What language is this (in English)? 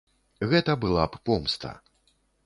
Belarusian